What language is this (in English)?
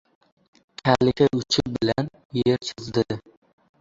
Uzbek